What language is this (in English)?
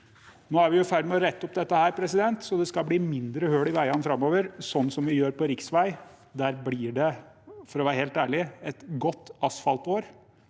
Norwegian